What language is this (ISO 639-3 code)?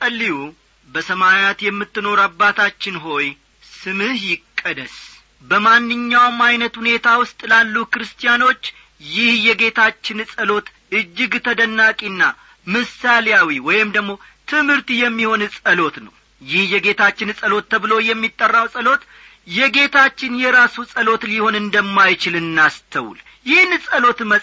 amh